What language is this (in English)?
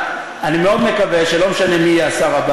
Hebrew